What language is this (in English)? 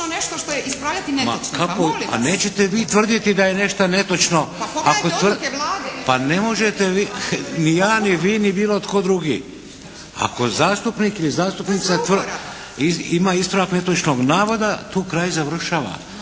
Croatian